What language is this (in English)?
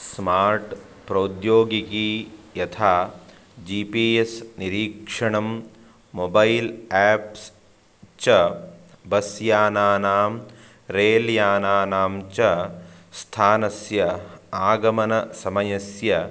Sanskrit